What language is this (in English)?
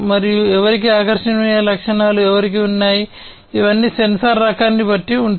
Telugu